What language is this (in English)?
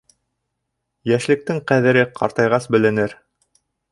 Bashkir